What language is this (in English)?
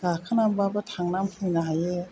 Bodo